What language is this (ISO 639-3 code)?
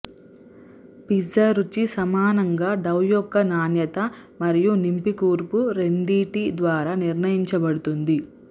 tel